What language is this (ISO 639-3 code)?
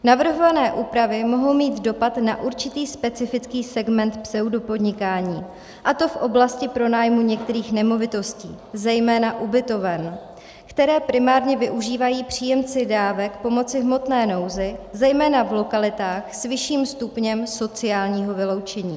ces